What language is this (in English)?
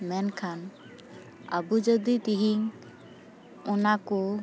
Santali